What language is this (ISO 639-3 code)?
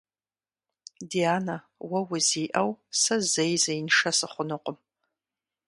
kbd